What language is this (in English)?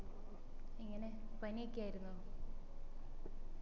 Malayalam